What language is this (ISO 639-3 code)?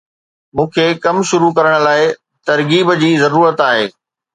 snd